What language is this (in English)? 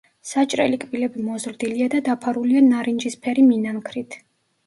Georgian